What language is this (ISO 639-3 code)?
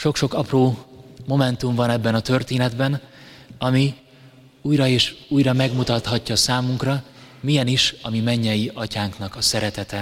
hun